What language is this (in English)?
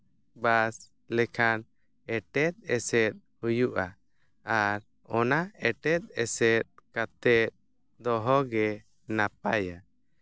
Santali